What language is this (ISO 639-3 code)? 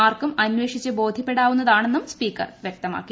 mal